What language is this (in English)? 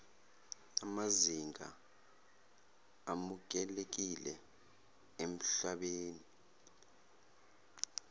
Zulu